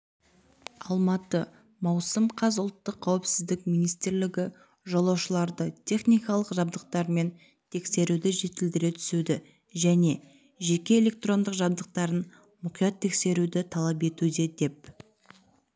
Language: Kazakh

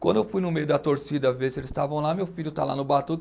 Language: Portuguese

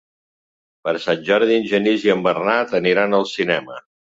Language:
Catalan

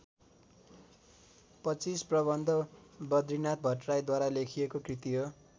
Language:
Nepali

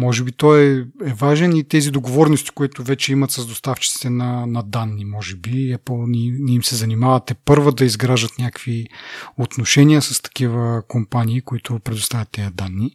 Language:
Bulgarian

